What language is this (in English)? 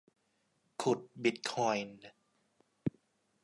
Thai